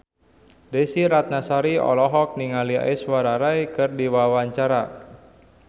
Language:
Sundanese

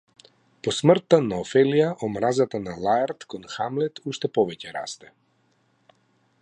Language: Macedonian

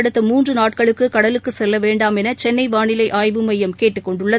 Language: Tamil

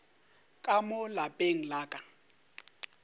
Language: Northern Sotho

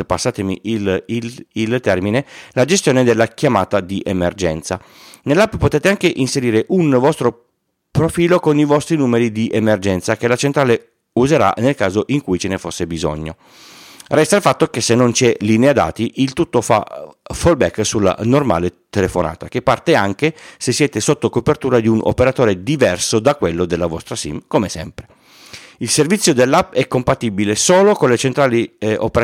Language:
Italian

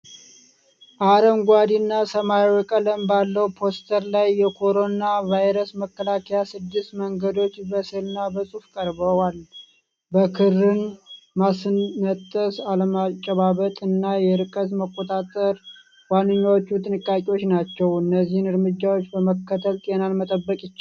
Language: Amharic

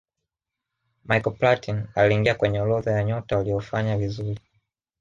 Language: Swahili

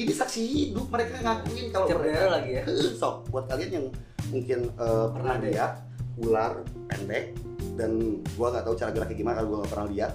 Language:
Indonesian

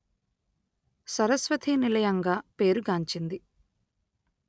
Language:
Telugu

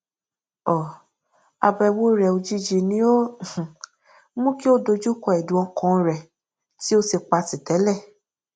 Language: Yoruba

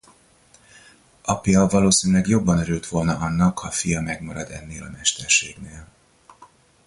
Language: Hungarian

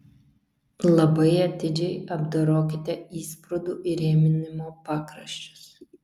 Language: Lithuanian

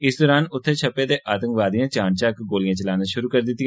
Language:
Dogri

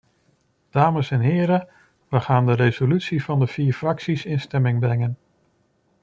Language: Dutch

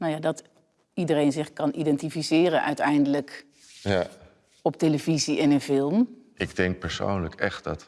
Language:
Dutch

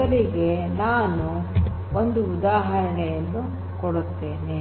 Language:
Kannada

